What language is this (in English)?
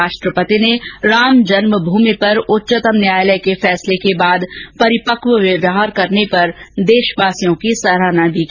Hindi